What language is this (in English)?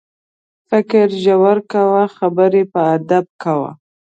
Pashto